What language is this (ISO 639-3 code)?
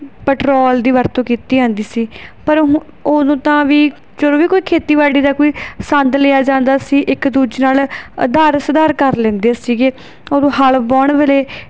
pan